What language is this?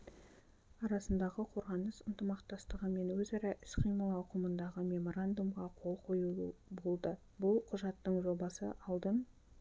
Kazakh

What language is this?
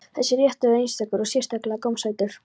Icelandic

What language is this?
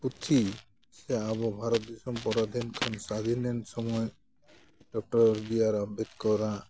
Santali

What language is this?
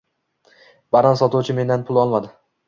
Uzbek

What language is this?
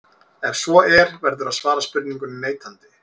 Icelandic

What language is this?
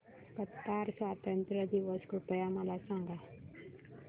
Marathi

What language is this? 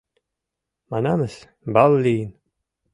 Mari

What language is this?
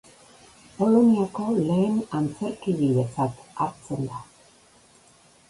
Basque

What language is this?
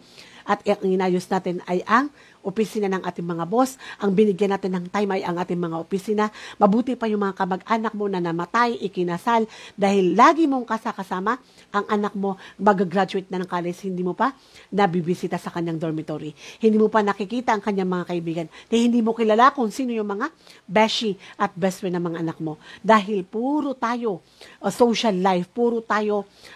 Filipino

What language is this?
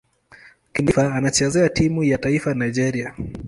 Swahili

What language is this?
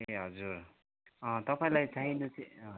Nepali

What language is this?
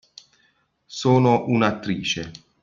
Italian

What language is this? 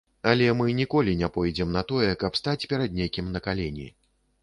Belarusian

